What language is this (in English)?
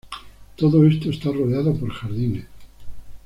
Spanish